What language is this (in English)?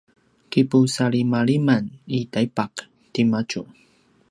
Paiwan